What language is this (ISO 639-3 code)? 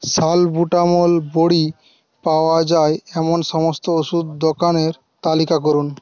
ben